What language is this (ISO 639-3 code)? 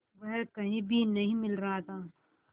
hin